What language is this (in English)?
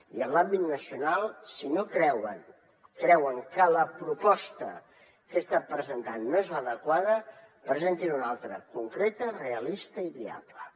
Catalan